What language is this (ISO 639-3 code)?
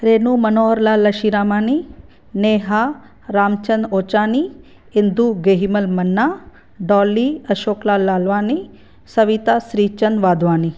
snd